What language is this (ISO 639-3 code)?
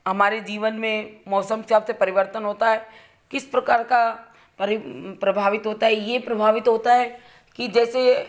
hin